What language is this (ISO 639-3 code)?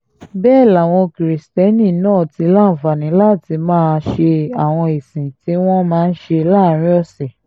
yor